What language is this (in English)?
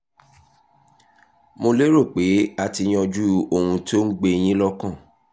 Yoruba